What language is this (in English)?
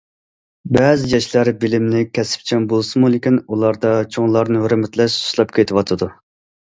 Uyghur